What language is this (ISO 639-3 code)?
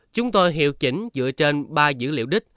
vie